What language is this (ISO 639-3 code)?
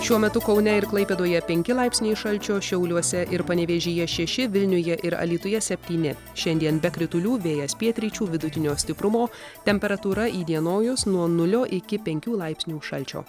lit